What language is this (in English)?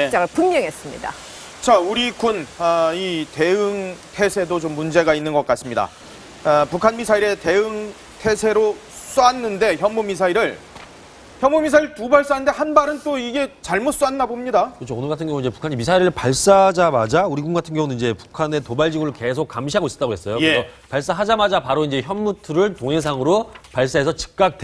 Korean